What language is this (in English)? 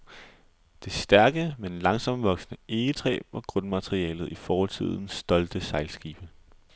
Danish